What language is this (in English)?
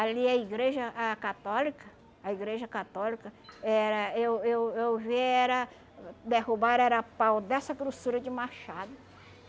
Portuguese